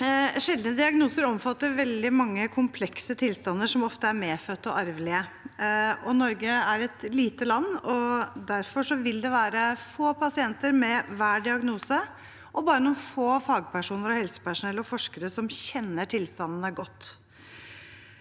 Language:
Norwegian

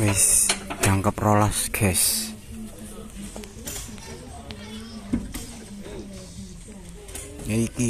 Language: Indonesian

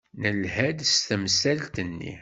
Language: Kabyle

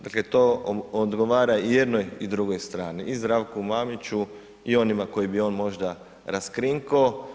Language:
Croatian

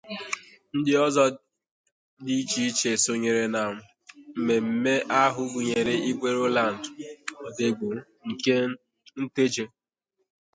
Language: Igbo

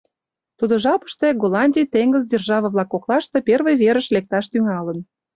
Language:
Mari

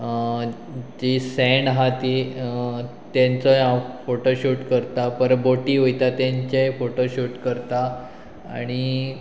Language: Konkani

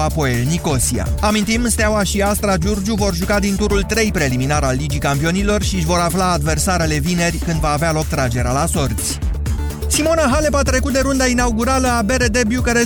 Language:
Romanian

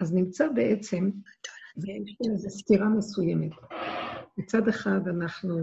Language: Hebrew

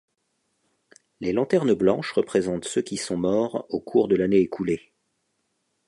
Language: French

